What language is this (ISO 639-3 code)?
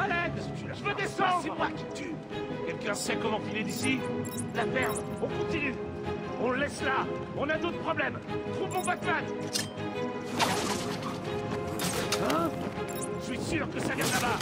fra